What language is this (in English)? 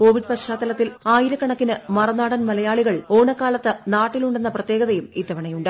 Malayalam